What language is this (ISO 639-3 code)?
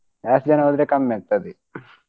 kan